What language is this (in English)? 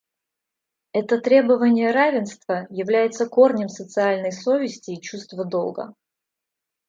Russian